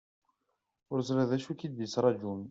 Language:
Kabyle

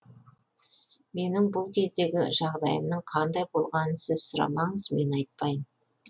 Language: Kazakh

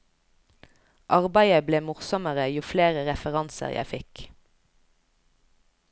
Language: Norwegian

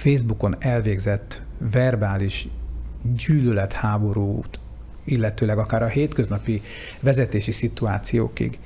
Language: Hungarian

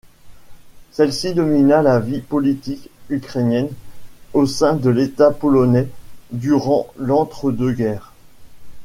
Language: French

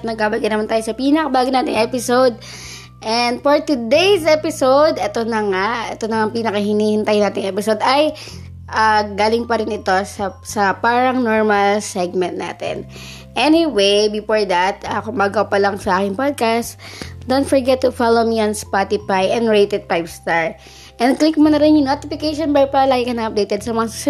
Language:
Filipino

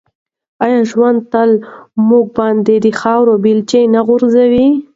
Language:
Pashto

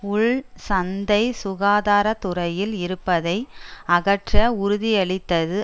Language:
Tamil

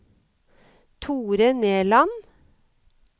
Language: Norwegian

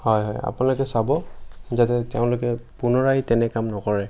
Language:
Assamese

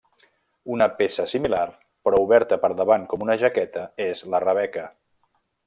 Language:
Catalan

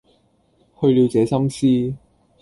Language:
Cantonese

